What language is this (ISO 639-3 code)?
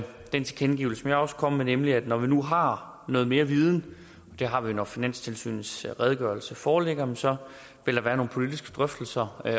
dan